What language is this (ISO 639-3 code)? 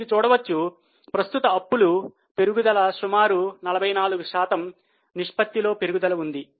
tel